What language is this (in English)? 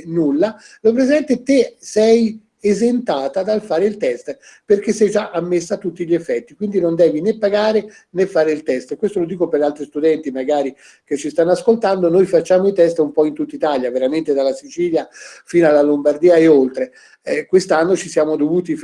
Italian